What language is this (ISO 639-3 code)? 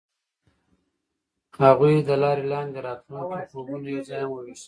pus